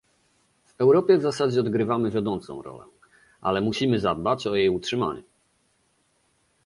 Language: Polish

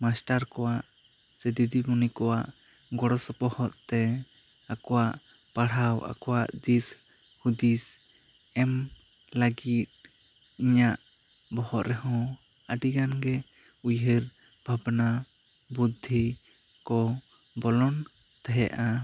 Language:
Santali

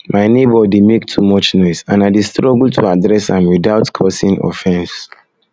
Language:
Nigerian Pidgin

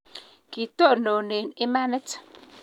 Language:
Kalenjin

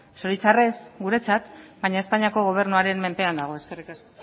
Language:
Basque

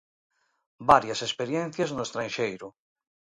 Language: Galician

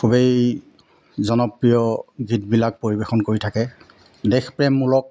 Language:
Assamese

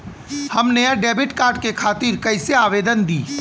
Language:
Bhojpuri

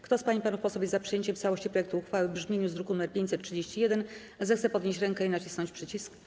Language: Polish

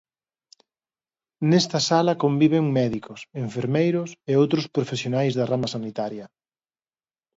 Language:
Galician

